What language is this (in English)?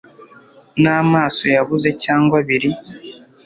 Kinyarwanda